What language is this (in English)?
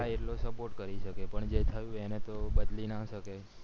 Gujarati